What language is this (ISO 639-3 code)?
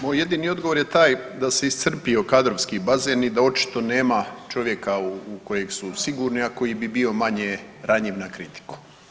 hrv